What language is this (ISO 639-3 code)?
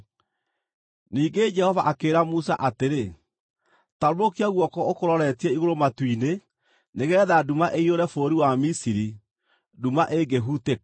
kik